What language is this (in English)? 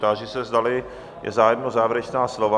Czech